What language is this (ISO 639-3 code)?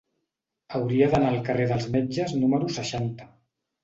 cat